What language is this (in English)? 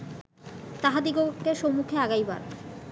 Bangla